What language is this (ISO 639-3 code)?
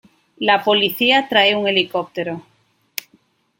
spa